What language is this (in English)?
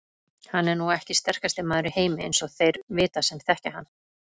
Icelandic